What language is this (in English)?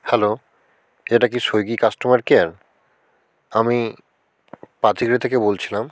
Bangla